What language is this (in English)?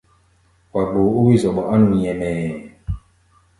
Gbaya